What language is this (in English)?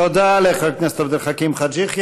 Hebrew